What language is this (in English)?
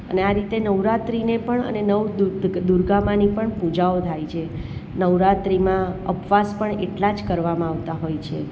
Gujarati